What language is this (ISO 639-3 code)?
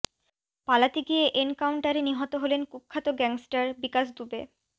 ben